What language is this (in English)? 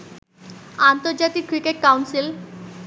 Bangla